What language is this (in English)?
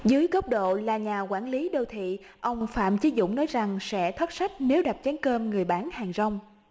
Vietnamese